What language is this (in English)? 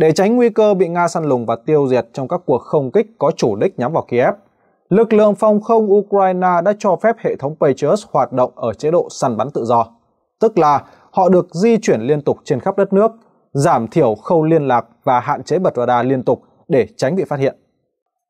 Vietnamese